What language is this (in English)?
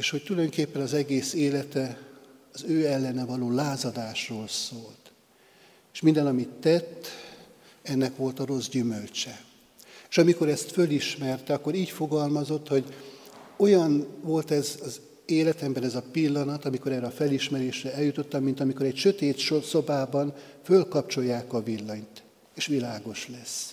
Hungarian